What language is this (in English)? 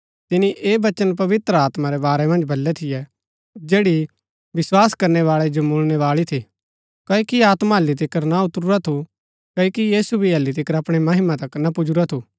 Gaddi